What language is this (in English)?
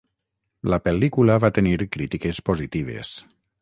Catalan